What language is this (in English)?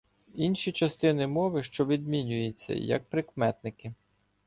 Ukrainian